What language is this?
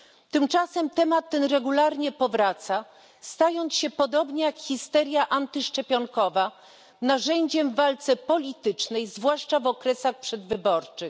Polish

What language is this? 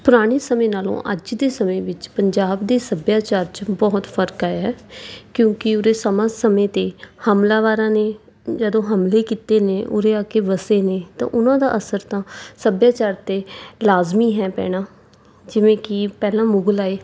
Punjabi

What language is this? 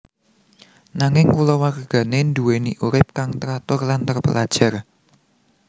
Javanese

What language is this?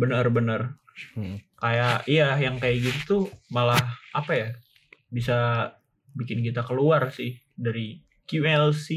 Indonesian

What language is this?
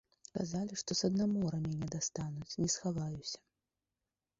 Belarusian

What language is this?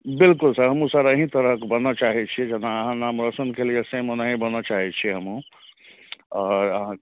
Maithili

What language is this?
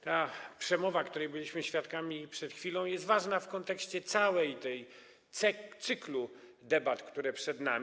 Polish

